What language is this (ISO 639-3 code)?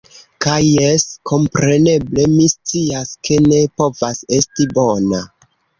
epo